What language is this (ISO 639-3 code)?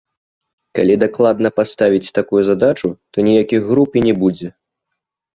bel